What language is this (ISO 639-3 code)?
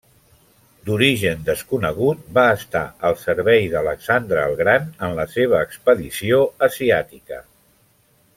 cat